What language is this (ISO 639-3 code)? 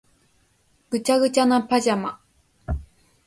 jpn